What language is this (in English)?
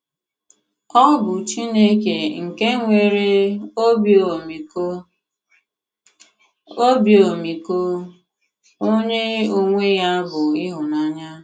Igbo